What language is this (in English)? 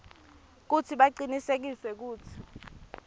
Swati